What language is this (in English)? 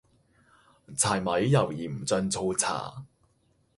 Cantonese